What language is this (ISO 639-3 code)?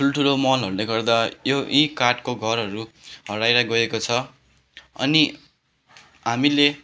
nep